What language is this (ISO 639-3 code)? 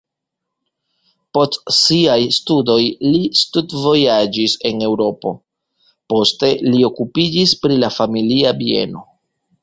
epo